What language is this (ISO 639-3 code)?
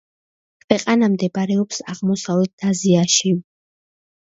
kat